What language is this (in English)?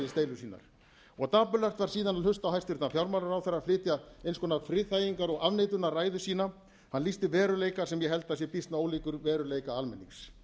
Icelandic